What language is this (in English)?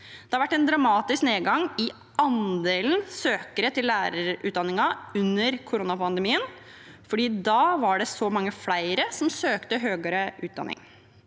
Norwegian